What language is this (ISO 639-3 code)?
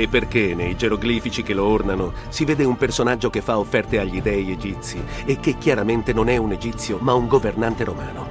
ita